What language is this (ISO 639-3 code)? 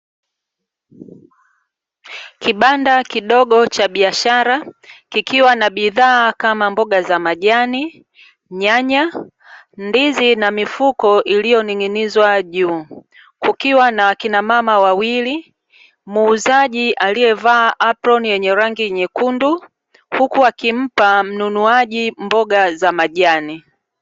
swa